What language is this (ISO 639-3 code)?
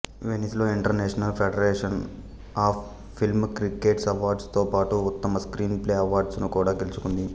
tel